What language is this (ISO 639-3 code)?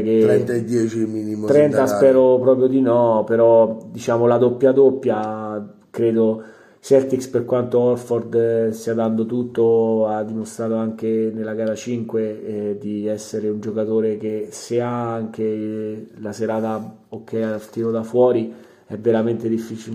ita